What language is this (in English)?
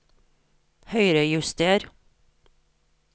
Norwegian